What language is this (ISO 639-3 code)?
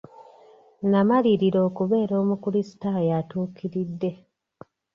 lug